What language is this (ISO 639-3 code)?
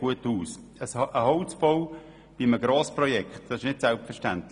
gsw